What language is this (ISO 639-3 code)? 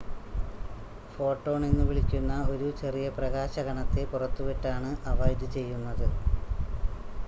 mal